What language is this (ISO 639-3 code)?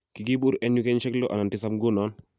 kln